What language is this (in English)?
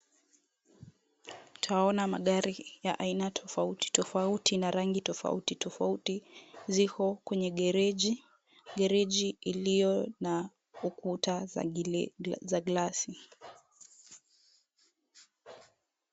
Swahili